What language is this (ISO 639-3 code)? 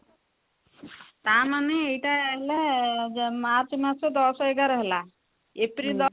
ori